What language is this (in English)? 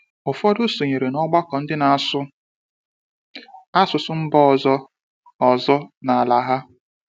Igbo